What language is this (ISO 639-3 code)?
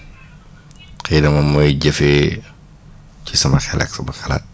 wol